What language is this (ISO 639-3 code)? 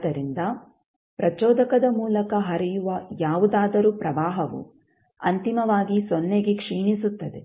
kan